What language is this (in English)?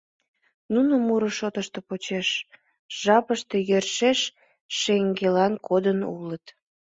Mari